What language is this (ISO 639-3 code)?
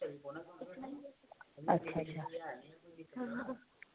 doi